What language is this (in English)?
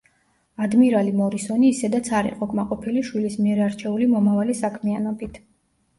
Georgian